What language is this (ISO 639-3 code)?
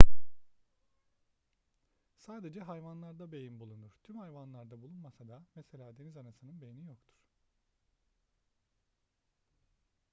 tur